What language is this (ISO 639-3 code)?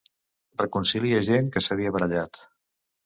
cat